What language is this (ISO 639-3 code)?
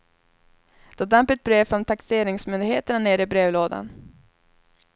swe